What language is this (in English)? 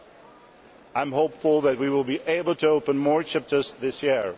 English